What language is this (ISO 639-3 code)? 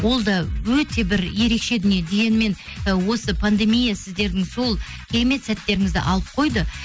kaz